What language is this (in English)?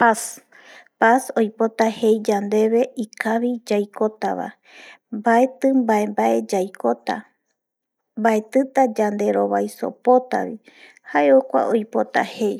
Eastern Bolivian Guaraní